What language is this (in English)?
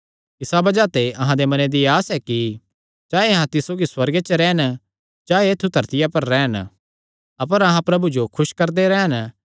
Kangri